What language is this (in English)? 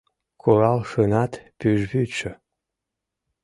Mari